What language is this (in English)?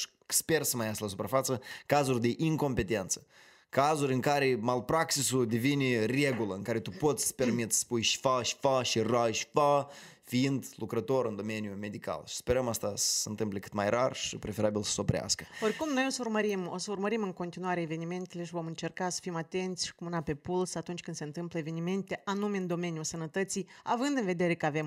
Romanian